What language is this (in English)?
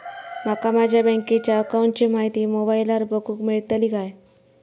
Marathi